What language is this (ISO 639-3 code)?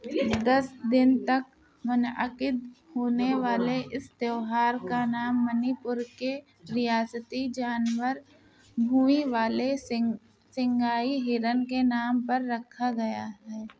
urd